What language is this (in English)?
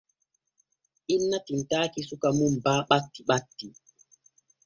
Borgu Fulfulde